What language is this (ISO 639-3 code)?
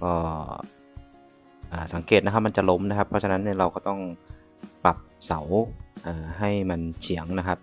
tha